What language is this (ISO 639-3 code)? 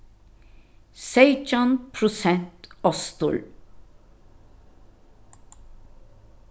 fao